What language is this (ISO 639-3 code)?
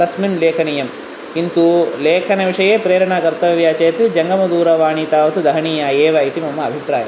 san